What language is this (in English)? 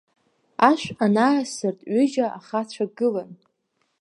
Abkhazian